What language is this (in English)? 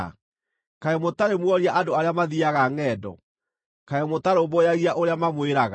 Kikuyu